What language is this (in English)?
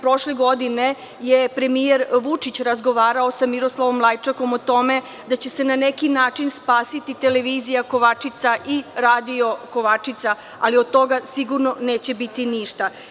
Serbian